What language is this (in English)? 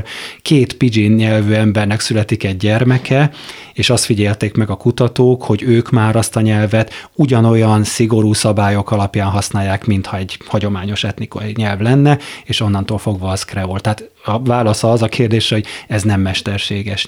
Hungarian